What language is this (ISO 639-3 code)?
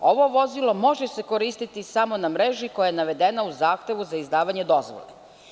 srp